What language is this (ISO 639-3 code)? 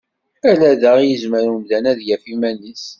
kab